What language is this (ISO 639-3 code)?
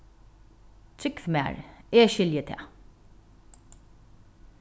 fao